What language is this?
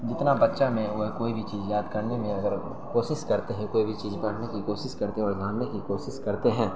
Urdu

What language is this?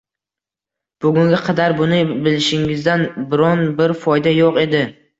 Uzbek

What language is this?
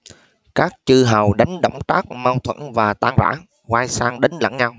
Vietnamese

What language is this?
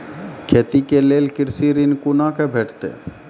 Maithili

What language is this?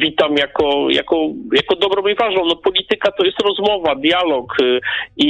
Polish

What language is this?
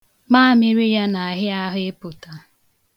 Igbo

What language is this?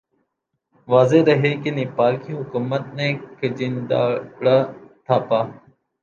Urdu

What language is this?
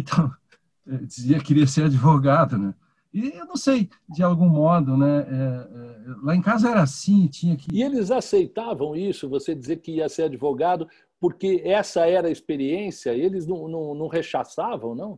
Portuguese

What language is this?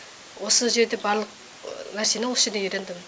Kazakh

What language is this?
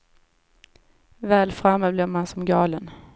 Swedish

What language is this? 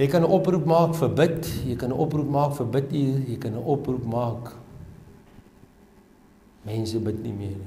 Dutch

